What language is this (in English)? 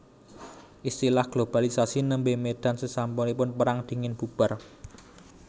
Javanese